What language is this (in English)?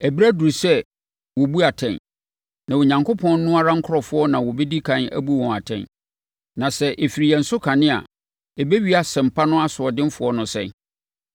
Akan